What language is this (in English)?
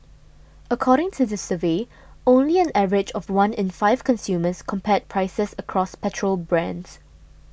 English